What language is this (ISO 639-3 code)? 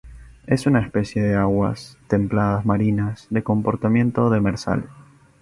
spa